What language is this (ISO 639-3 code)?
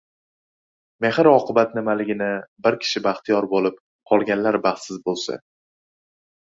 uzb